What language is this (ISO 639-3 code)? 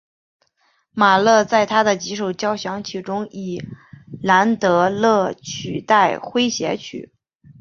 zho